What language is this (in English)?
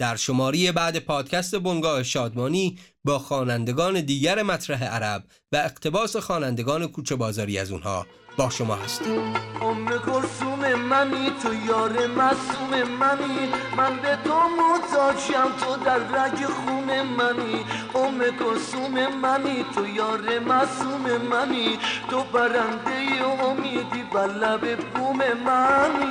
Persian